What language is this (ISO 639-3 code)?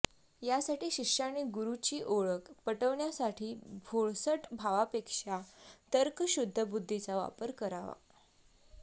mar